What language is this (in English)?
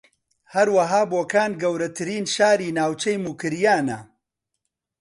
Central Kurdish